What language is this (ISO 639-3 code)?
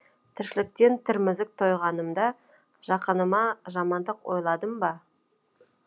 kaz